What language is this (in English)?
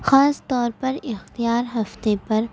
Urdu